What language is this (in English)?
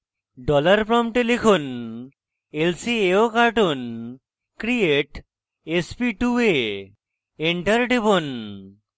Bangla